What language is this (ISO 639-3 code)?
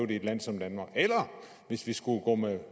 dan